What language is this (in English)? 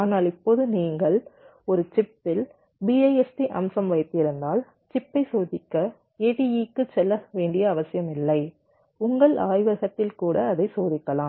Tamil